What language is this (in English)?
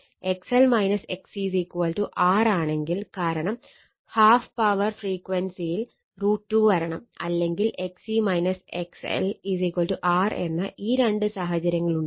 Malayalam